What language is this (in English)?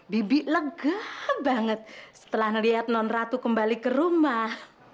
Indonesian